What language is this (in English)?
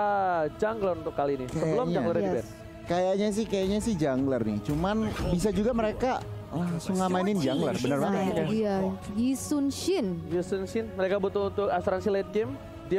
Indonesian